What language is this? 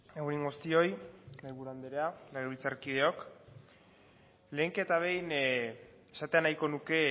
Basque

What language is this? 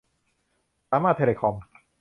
Thai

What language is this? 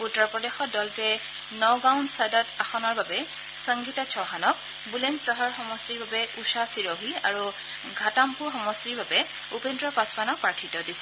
Assamese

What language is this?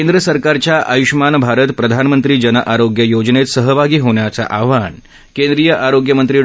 Marathi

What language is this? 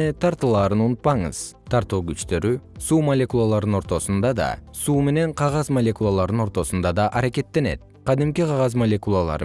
Kyrgyz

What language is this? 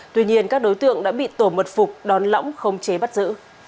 Vietnamese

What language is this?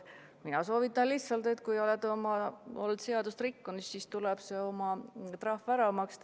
Estonian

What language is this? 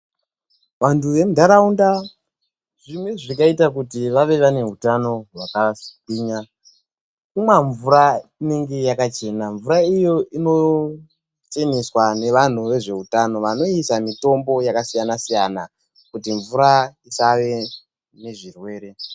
Ndau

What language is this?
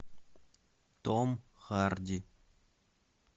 Russian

